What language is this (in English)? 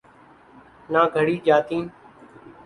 Urdu